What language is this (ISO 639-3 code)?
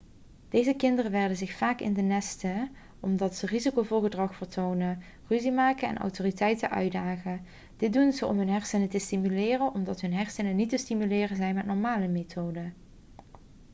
nld